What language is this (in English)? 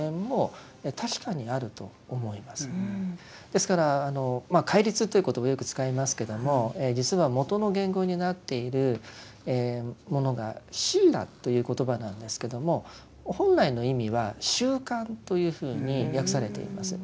Japanese